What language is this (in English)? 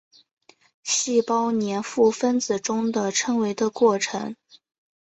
Chinese